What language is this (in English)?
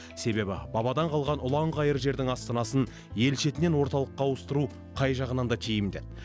Kazakh